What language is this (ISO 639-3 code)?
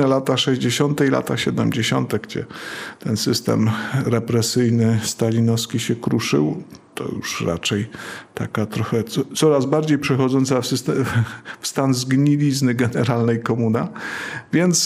pol